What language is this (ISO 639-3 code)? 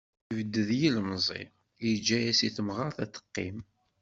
kab